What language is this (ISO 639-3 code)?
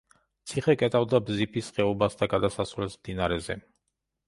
kat